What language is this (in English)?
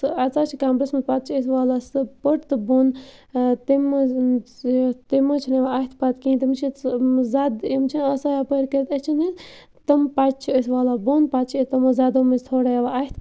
Kashmiri